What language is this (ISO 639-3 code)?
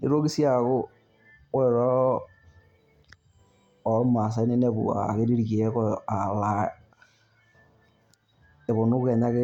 mas